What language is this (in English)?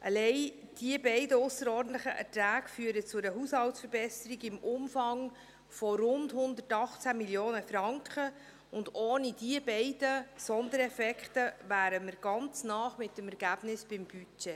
Swiss German